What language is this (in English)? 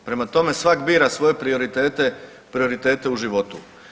Croatian